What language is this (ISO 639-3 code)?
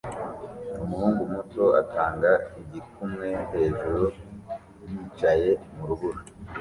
kin